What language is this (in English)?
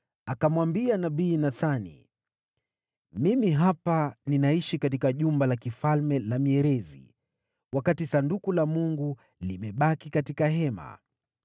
Swahili